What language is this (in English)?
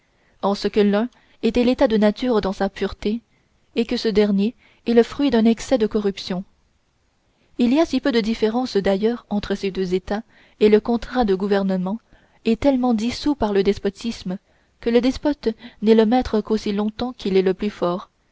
French